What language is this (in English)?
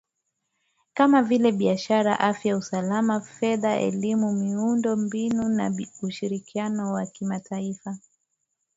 Swahili